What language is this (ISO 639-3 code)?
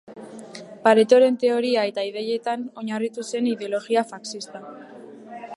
eus